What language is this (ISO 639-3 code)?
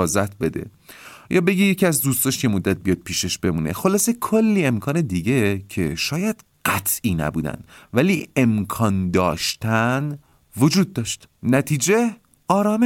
fas